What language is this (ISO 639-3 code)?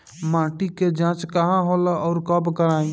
bho